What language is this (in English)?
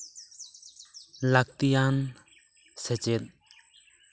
Santali